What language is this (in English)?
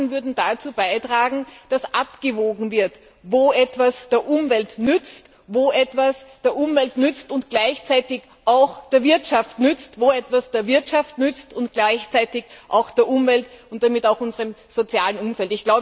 German